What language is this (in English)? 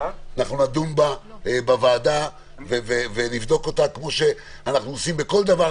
Hebrew